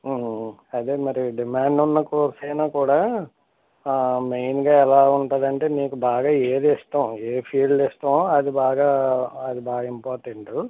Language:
Telugu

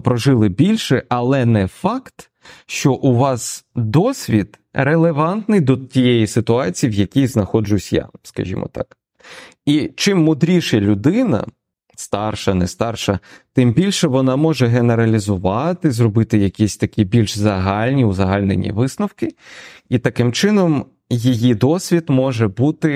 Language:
Ukrainian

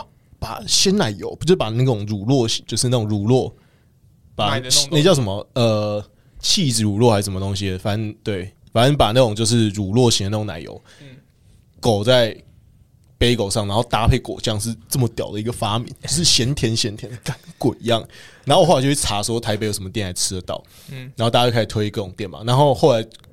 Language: Chinese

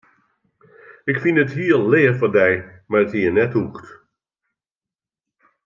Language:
Western Frisian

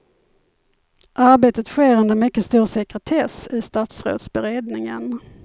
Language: Swedish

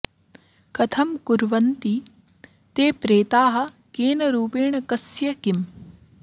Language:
Sanskrit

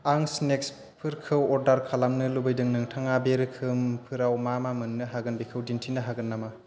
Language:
Bodo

